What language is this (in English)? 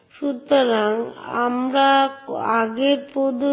Bangla